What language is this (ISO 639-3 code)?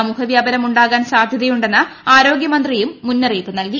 mal